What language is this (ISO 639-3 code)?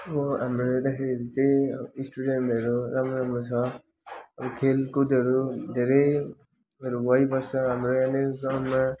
nep